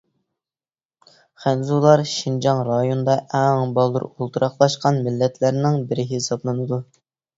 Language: Uyghur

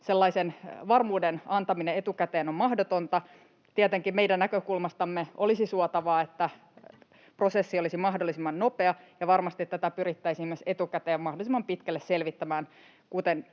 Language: Finnish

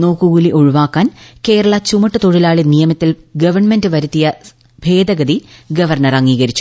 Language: Malayalam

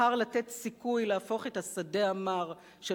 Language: Hebrew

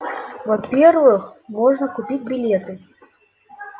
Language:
Russian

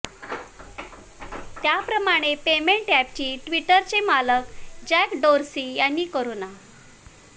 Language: Marathi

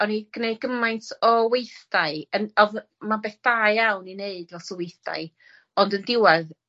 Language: Welsh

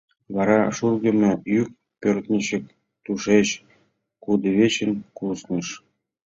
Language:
Mari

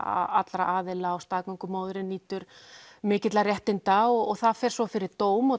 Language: Icelandic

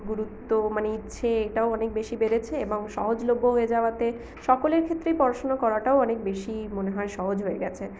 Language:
Bangla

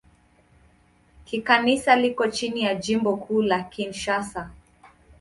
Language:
Swahili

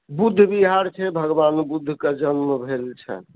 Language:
Maithili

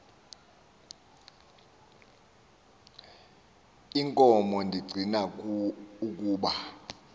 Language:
Xhosa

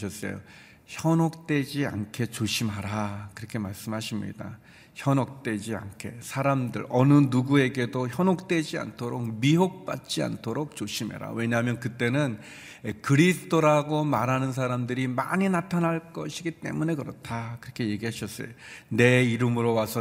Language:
Korean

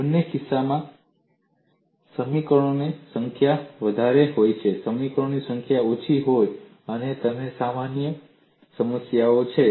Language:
Gujarati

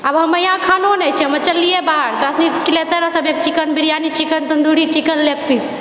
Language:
Maithili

